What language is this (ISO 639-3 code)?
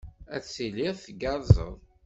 kab